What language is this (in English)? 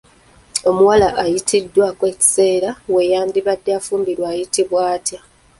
Ganda